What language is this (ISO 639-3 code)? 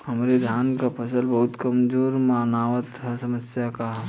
bho